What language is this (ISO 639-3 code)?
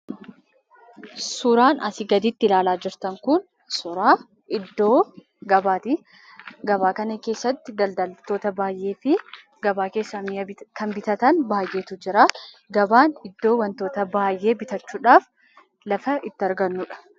orm